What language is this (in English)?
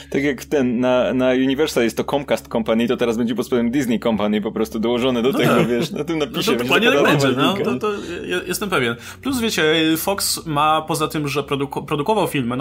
Polish